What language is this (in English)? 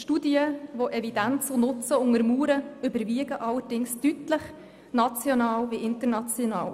Swiss German